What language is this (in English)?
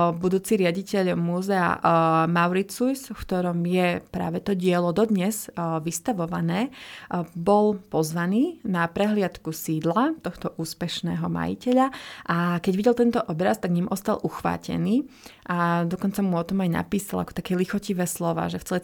Slovak